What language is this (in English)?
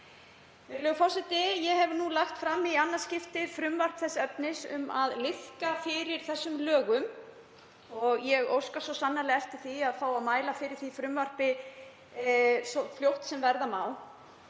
Icelandic